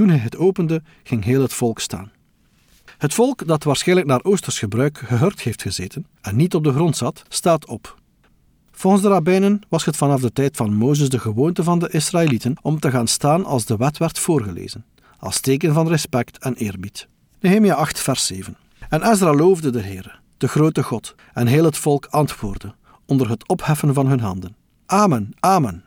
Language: Dutch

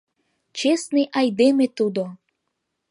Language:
Mari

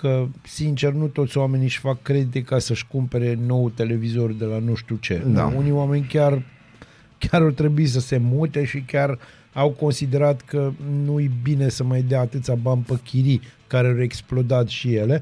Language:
Romanian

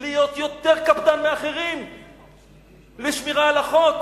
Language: Hebrew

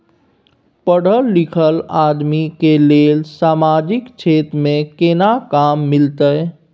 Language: Maithili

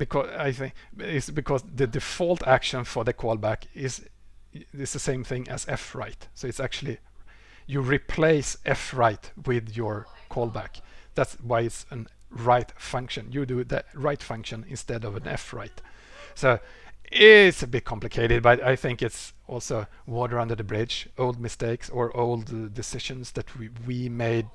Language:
English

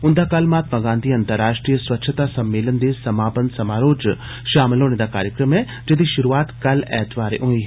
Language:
Dogri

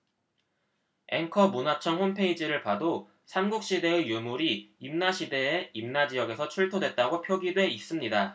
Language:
Korean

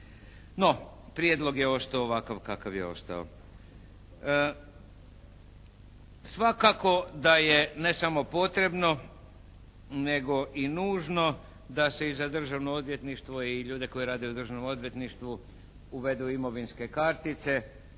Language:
Croatian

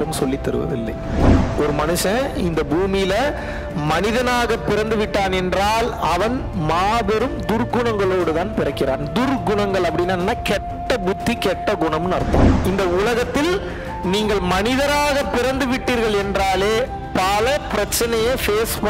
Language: Tamil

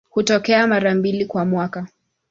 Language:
Swahili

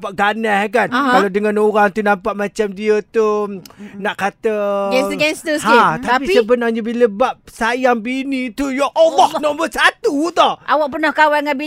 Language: Malay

